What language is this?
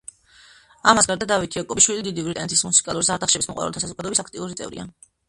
Georgian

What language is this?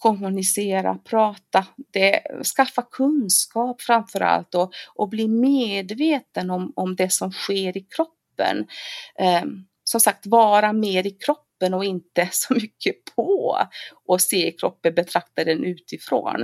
Swedish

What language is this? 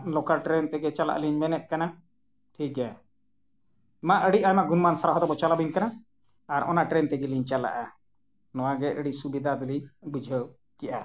Santali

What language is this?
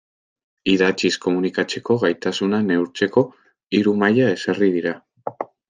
Basque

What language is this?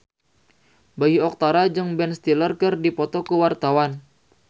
Sundanese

